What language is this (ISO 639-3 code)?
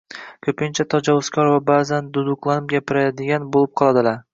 uzb